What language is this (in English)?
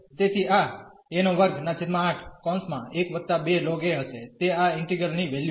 Gujarati